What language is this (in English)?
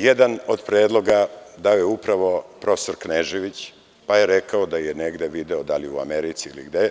Serbian